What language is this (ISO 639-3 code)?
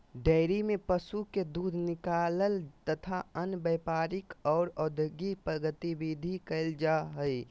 mag